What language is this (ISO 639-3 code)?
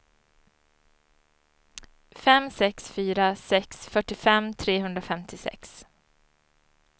swe